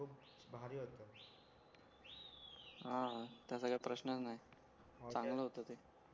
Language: Marathi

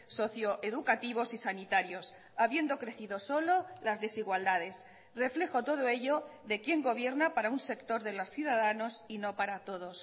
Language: Spanish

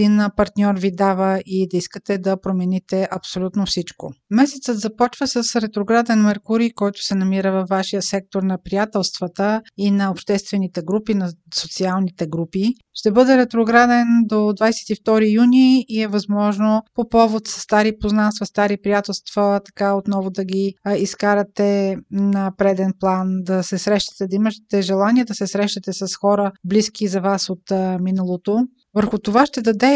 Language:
Bulgarian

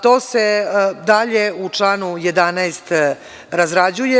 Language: Serbian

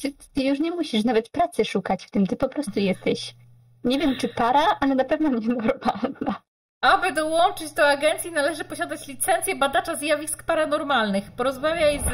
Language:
Polish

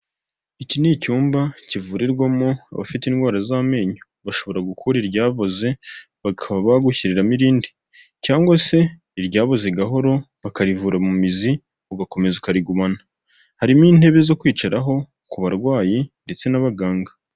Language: Kinyarwanda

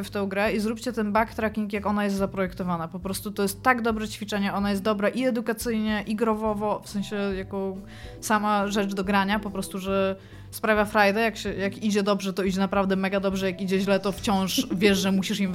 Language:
Polish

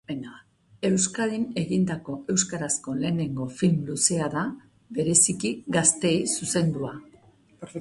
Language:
Basque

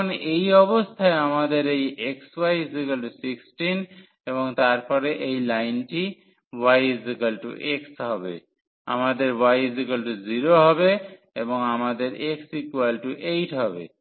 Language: Bangla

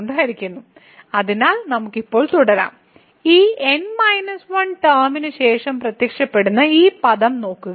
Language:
Malayalam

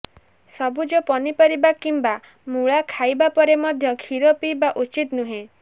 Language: Odia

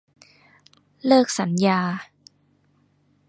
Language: Thai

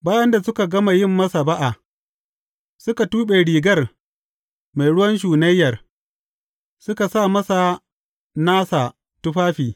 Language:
Hausa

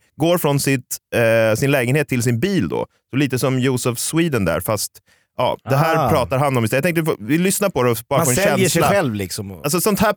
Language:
Swedish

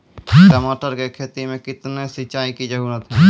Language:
Maithili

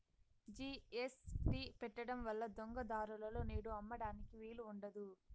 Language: Telugu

